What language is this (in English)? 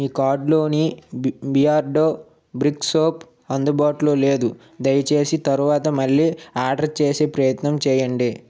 Telugu